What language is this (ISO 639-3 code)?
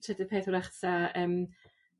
cym